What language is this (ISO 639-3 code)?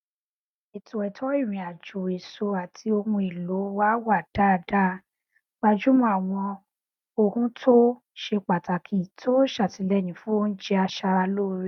yor